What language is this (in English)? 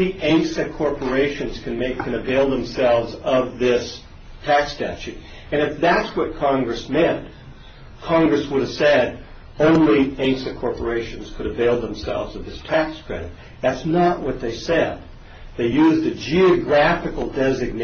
English